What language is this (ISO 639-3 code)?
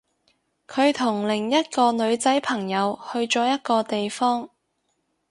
yue